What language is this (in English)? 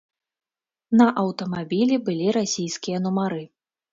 Belarusian